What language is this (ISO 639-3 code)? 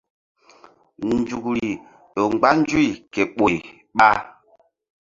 mdd